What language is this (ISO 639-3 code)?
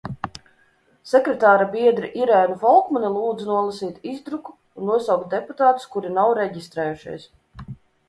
lav